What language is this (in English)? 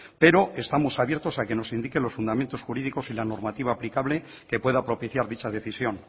Spanish